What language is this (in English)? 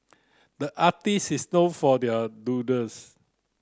English